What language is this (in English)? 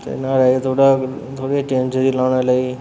Dogri